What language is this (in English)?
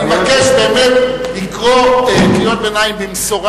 Hebrew